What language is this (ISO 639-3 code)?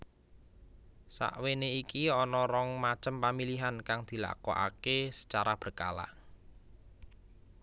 jav